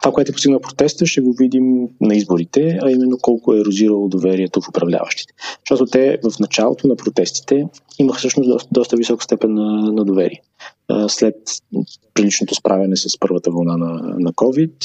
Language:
Bulgarian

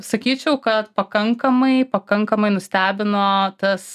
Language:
Lithuanian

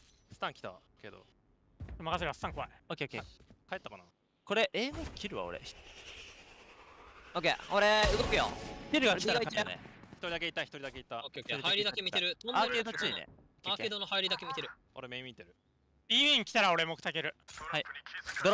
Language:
Japanese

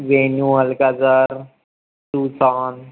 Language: Marathi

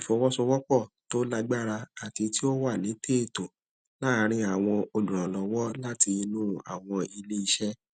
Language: Yoruba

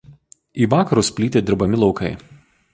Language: Lithuanian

